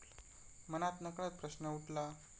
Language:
Marathi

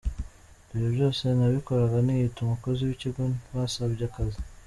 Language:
Kinyarwanda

